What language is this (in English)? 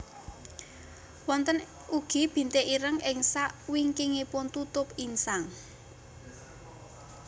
Javanese